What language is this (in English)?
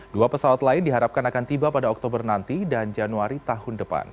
Indonesian